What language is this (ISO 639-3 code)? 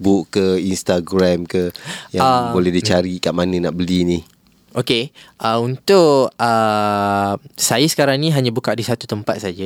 msa